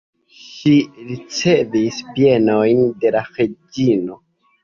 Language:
Esperanto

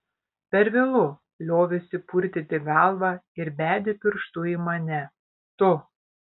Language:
Lithuanian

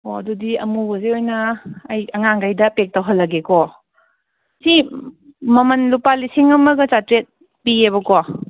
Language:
Manipuri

